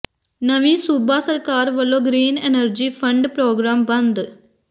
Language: Punjabi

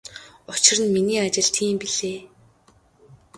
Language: Mongolian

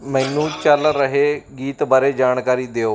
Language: Punjabi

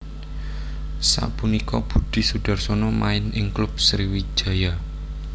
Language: Javanese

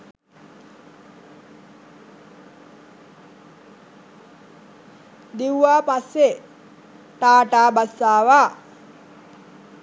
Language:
Sinhala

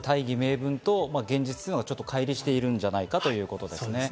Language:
Japanese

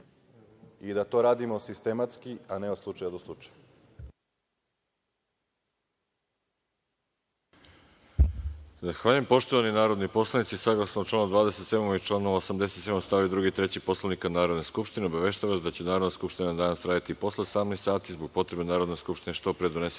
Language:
Serbian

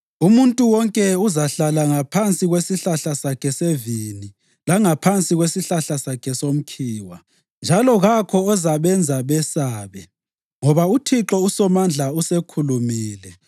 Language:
North Ndebele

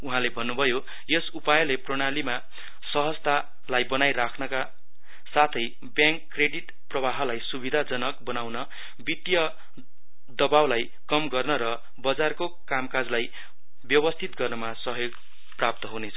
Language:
Nepali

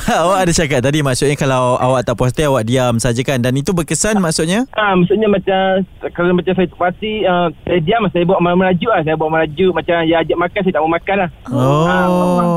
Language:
Malay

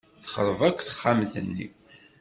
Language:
Kabyle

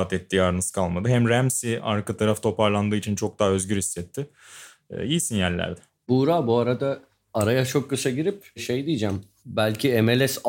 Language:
Turkish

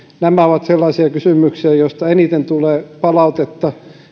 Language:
Finnish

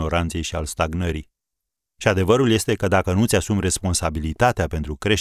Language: Romanian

